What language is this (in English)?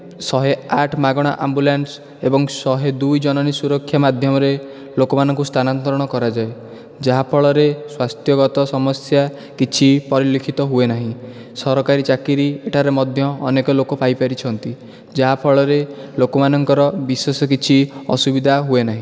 Odia